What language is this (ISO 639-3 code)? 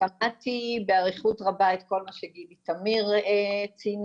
heb